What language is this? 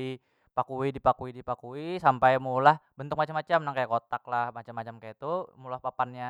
Banjar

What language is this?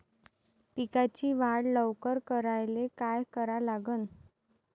Marathi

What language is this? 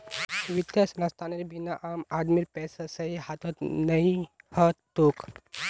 Magahi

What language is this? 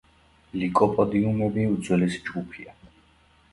Georgian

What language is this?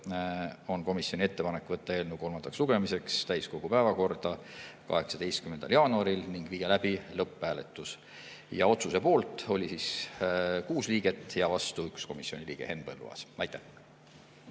Estonian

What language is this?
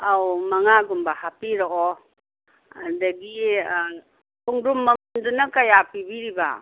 Manipuri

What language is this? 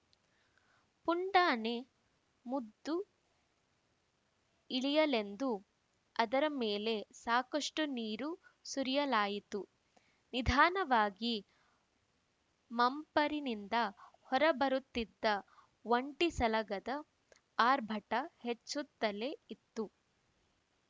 Kannada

